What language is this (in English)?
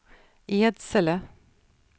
Swedish